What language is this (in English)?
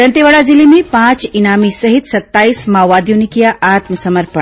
Hindi